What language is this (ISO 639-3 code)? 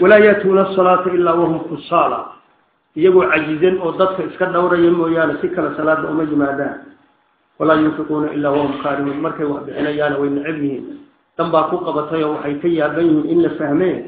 ara